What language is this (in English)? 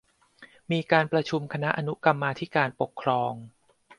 Thai